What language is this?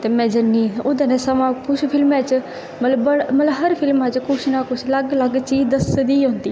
Dogri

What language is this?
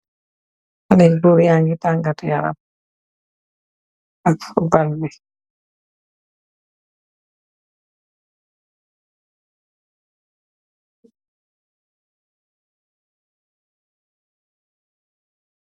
Wolof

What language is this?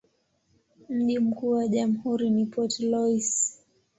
Swahili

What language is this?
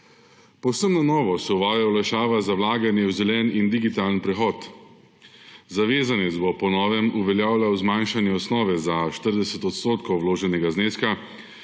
Slovenian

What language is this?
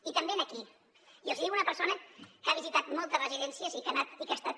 Catalan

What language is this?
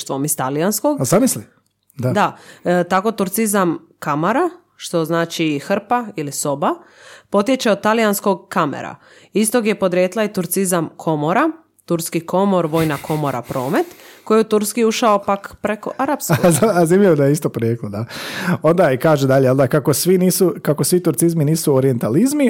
Croatian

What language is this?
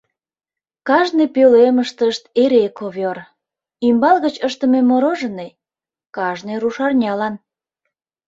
Mari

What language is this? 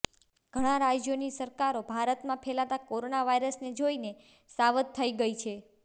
Gujarati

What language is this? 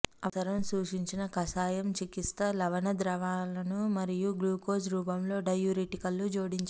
Telugu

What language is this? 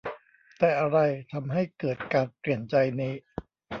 Thai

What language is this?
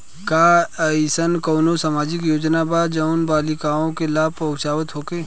Bhojpuri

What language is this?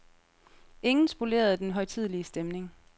Danish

